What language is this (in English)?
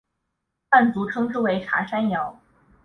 Chinese